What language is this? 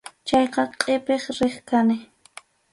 Arequipa-La Unión Quechua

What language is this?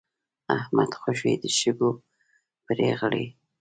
Pashto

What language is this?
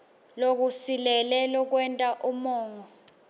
Swati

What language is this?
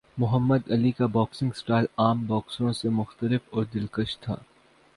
Urdu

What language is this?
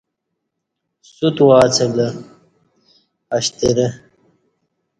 Kati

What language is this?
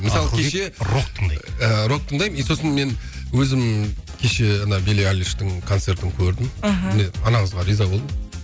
Kazakh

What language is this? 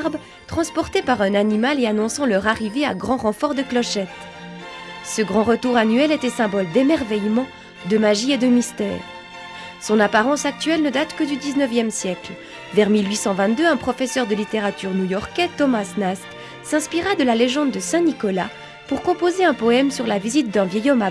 French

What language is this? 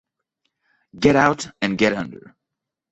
Italian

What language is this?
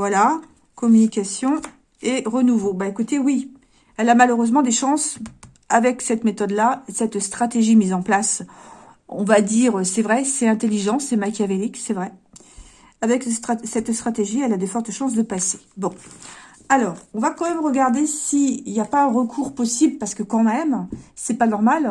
French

